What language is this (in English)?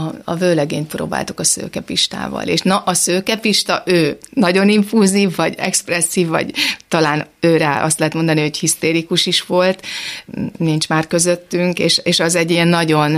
Hungarian